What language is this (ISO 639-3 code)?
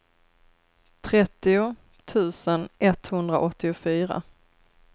swe